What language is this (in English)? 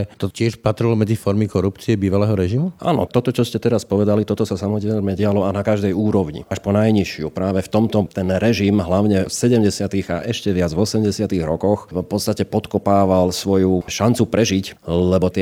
Slovak